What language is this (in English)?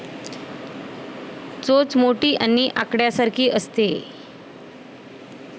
Marathi